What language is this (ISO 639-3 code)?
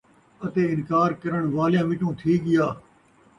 skr